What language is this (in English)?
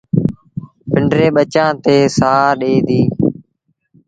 Sindhi Bhil